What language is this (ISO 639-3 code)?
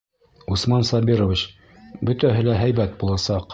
bak